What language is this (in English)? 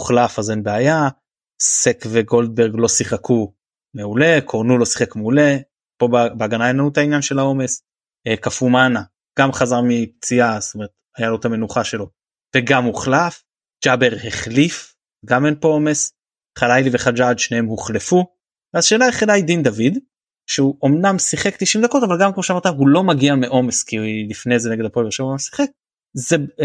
Hebrew